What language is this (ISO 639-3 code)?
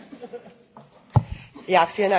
deu